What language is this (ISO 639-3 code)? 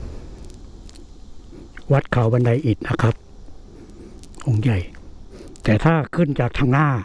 tha